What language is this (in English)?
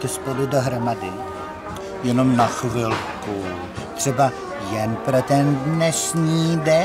Czech